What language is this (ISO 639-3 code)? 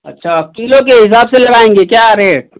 hin